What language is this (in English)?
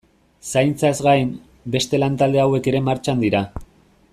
Basque